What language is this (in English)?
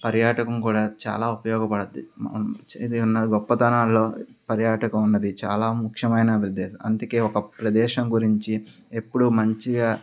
Telugu